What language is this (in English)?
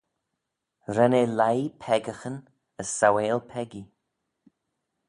Manx